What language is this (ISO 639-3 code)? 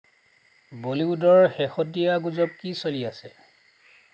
asm